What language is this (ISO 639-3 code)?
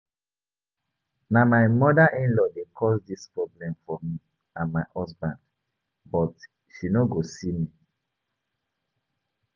pcm